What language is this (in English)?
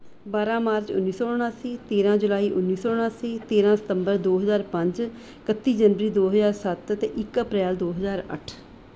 Punjabi